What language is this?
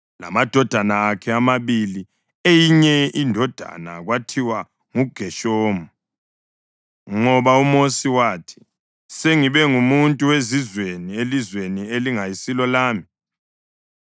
North Ndebele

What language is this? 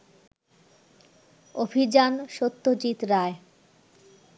Bangla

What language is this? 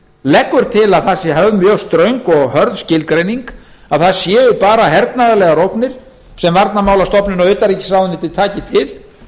Icelandic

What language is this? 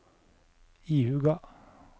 Norwegian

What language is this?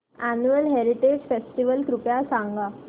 Marathi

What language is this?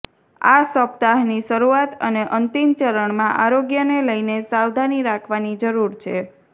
Gujarati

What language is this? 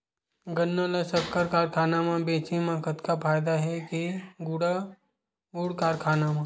Chhattisgarhi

